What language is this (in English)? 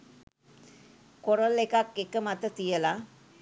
Sinhala